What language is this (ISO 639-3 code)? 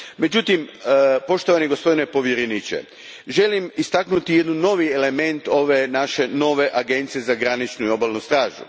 hrv